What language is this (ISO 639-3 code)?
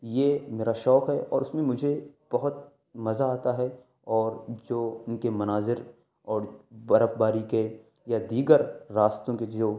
urd